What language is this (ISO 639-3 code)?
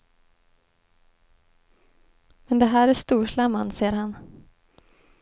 swe